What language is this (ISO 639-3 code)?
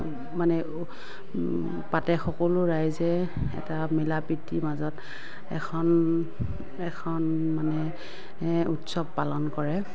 asm